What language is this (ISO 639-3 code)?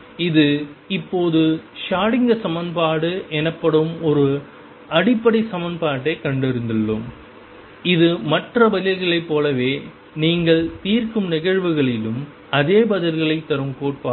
tam